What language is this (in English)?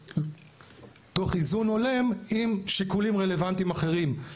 Hebrew